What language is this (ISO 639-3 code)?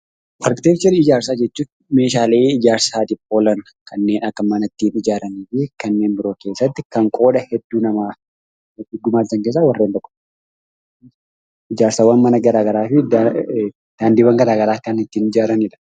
orm